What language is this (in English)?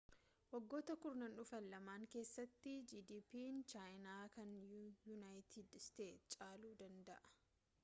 Oromo